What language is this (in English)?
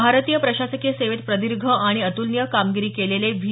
Marathi